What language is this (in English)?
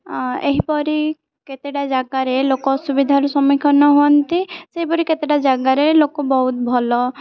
Odia